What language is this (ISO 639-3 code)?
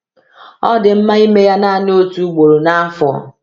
ibo